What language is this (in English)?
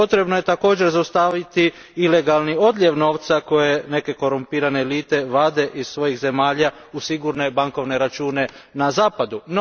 Croatian